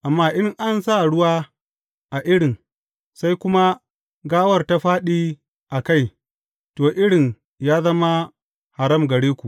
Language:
Hausa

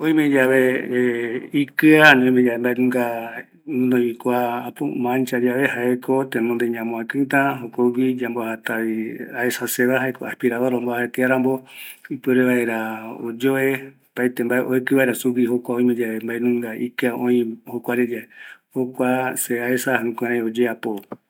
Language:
Eastern Bolivian Guaraní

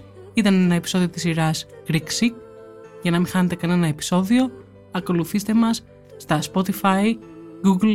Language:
Greek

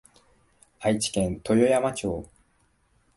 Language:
Japanese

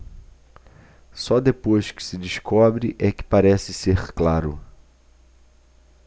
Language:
Portuguese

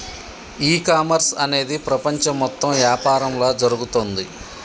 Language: Telugu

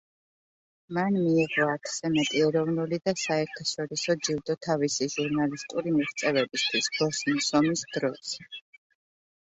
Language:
Georgian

